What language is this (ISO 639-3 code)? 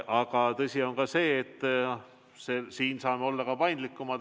est